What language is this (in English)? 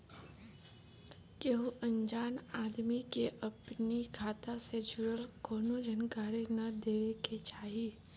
Bhojpuri